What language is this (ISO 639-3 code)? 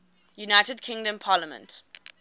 eng